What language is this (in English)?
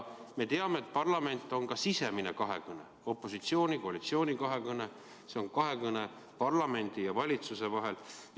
Estonian